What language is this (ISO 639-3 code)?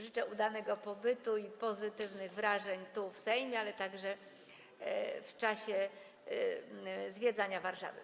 pol